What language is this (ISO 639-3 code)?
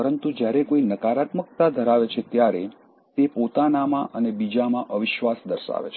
guj